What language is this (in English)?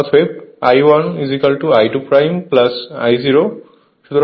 Bangla